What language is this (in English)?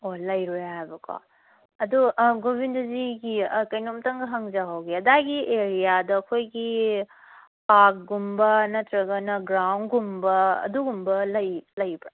Manipuri